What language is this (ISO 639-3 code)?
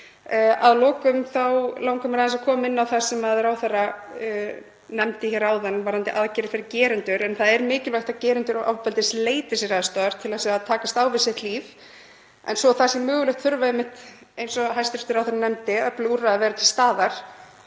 isl